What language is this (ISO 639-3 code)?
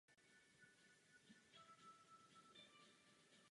ces